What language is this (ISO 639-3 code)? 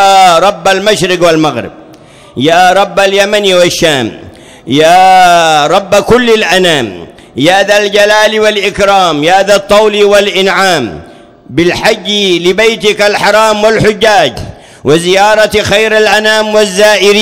ara